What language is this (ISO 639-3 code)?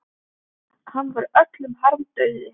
isl